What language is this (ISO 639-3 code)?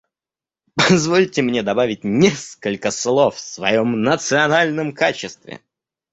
rus